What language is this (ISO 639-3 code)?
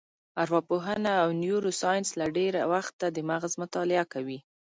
pus